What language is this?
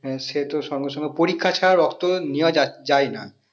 Bangla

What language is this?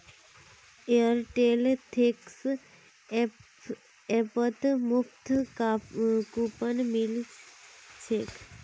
Magahi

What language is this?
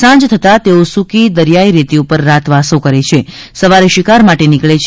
Gujarati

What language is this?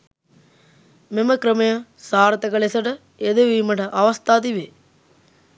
Sinhala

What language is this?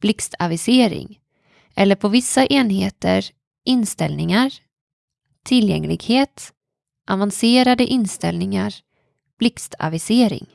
Swedish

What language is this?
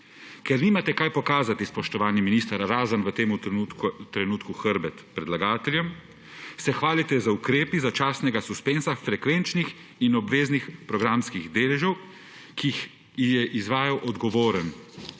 Slovenian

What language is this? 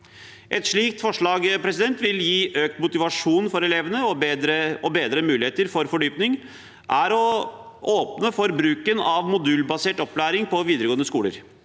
Norwegian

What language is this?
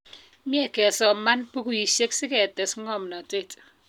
Kalenjin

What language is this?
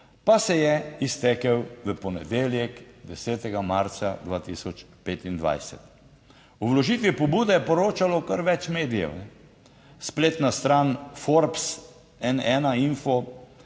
Slovenian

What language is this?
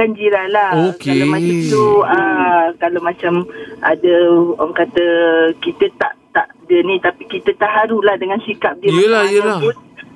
Malay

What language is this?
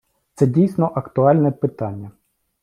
Ukrainian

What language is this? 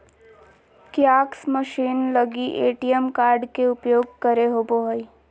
Magahi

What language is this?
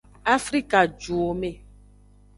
Aja (Benin)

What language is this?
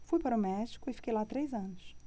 Portuguese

